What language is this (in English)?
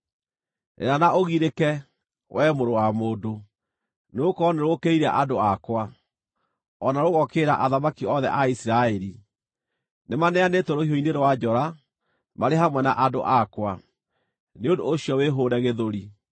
Kikuyu